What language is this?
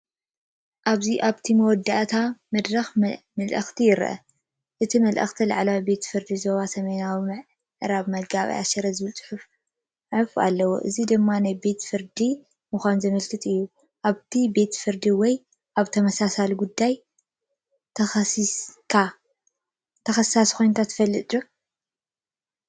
Tigrinya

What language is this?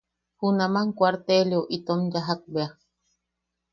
Yaqui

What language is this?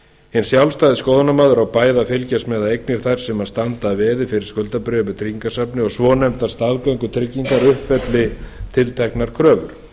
Icelandic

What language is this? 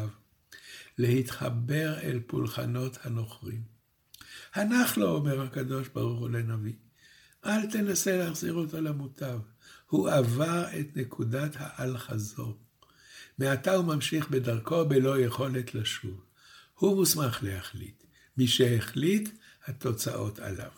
Hebrew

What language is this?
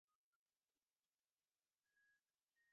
Bangla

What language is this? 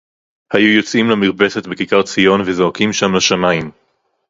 Hebrew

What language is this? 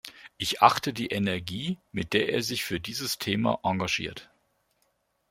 German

